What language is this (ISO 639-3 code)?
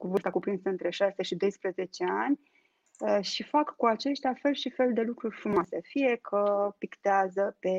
ron